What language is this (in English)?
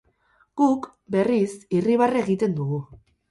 Basque